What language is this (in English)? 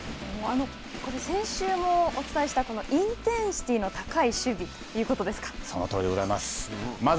Japanese